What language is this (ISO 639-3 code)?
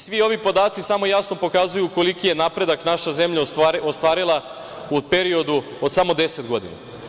srp